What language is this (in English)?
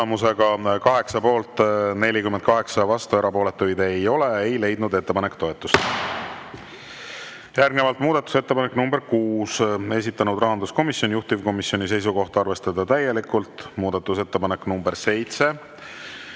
Estonian